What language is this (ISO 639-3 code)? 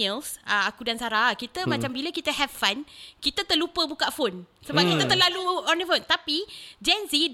msa